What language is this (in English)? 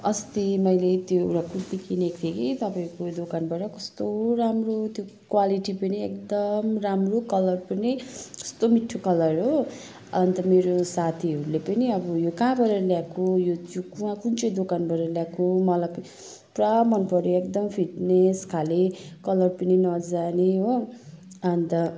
Nepali